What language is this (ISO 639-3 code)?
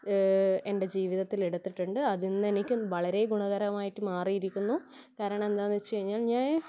mal